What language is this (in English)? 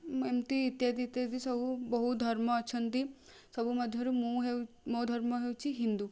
Odia